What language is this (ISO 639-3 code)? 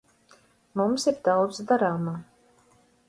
lav